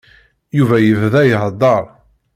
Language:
Kabyle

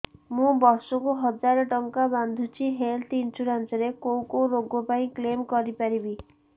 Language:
Odia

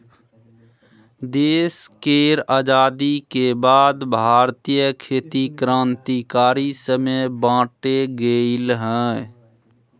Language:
Maithili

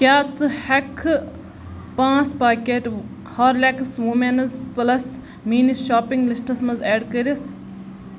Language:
Kashmiri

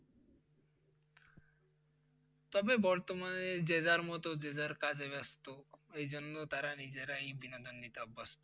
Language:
Bangla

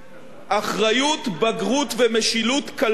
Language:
Hebrew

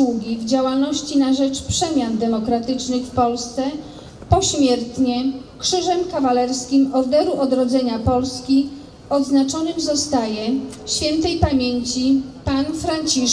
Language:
Polish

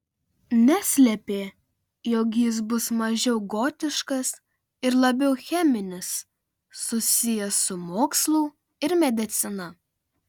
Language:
Lithuanian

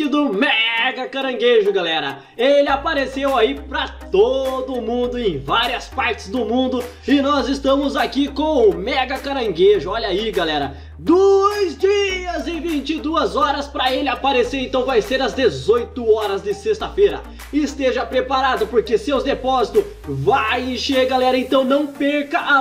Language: Portuguese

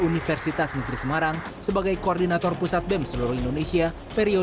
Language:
Indonesian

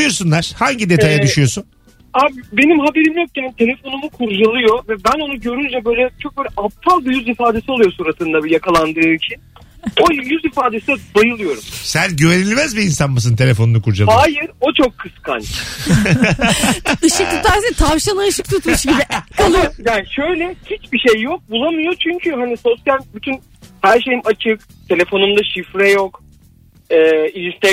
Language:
Turkish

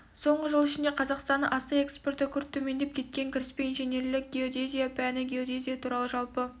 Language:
Kazakh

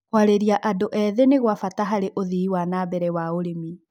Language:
Kikuyu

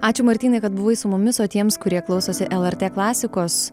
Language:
Lithuanian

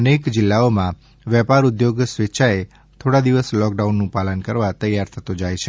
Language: Gujarati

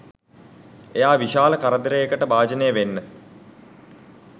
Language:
Sinhala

